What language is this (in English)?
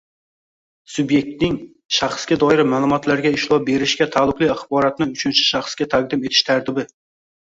Uzbek